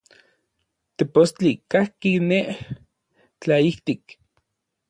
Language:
Orizaba Nahuatl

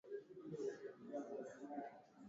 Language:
Swahili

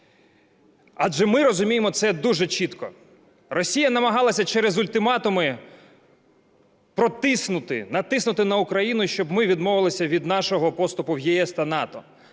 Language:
Ukrainian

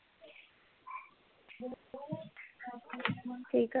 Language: Punjabi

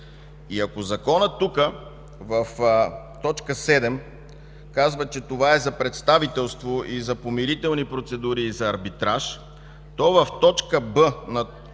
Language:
Bulgarian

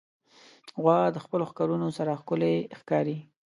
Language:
Pashto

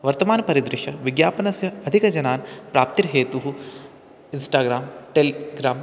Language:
Sanskrit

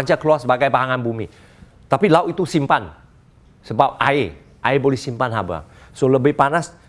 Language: Malay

